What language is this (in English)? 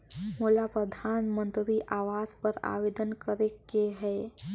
Chhattisgarhi